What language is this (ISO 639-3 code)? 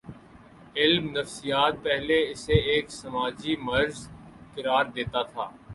urd